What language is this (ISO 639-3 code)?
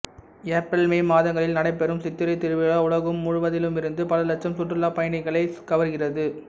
tam